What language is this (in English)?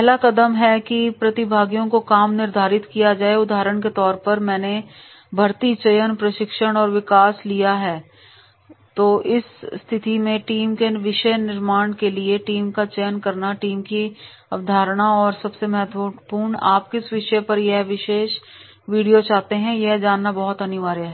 Hindi